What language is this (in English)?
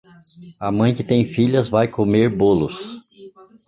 Portuguese